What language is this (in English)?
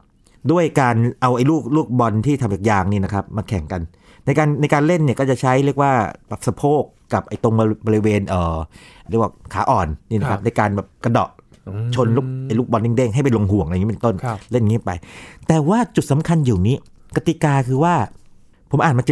Thai